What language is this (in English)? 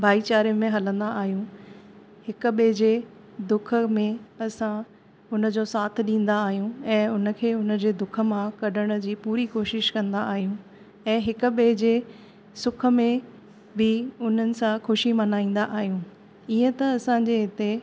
Sindhi